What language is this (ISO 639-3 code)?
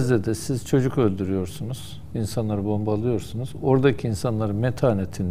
tur